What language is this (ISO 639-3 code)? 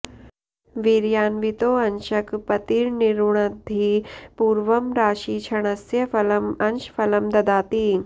san